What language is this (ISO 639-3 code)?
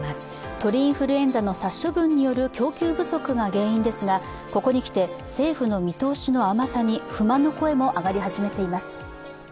jpn